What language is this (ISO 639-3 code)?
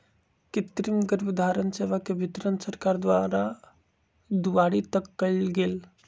mag